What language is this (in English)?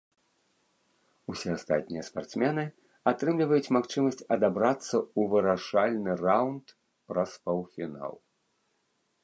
Belarusian